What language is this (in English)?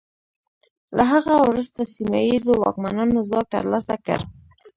Pashto